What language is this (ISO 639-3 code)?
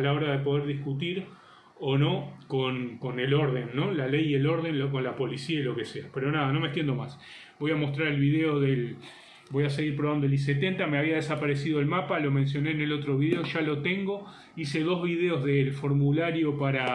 spa